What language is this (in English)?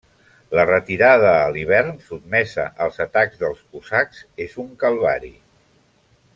Catalan